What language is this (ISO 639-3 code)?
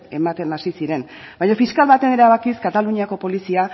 eus